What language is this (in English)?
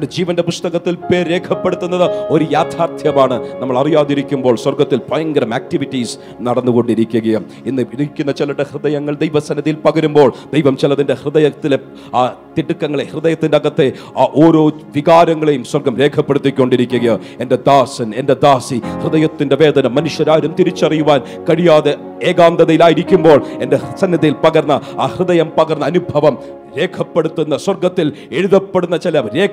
Malayalam